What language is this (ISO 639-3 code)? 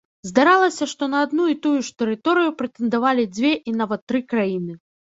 bel